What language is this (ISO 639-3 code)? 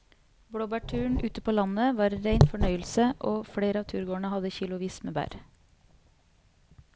nor